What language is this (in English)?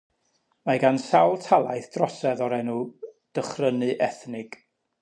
Welsh